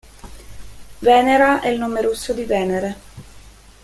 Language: Italian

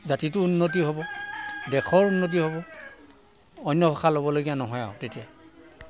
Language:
Assamese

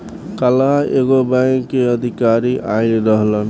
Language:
Bhojpuri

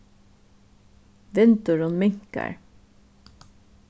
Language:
Faroese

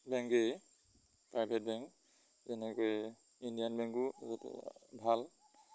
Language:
Assamese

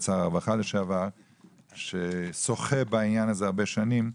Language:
Hebrew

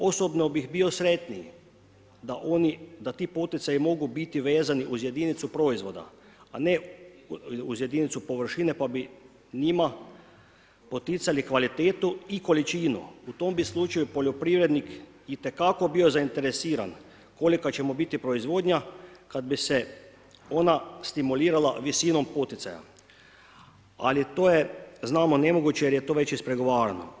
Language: Croatian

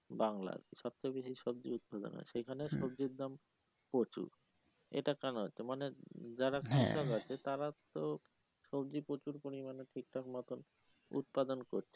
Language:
Bangla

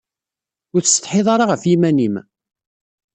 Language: Kabyle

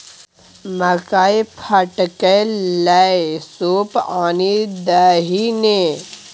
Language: Maithili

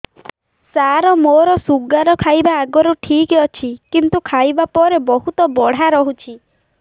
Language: Odia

